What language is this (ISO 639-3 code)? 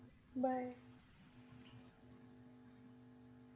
pan